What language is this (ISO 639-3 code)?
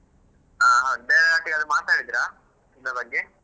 kan